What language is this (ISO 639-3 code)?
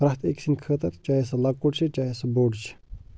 kas